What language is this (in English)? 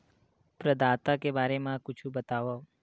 Chhattisgarhi